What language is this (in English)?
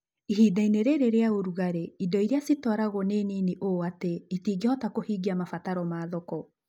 Kikuyu